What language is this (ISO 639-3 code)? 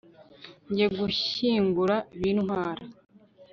kin